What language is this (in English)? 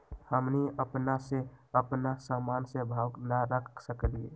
Magahi